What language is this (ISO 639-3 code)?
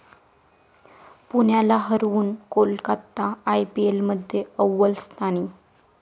mar